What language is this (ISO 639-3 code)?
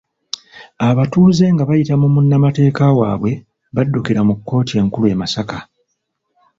lug